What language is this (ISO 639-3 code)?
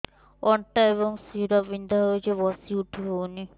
ori